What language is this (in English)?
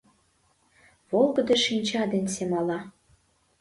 Mari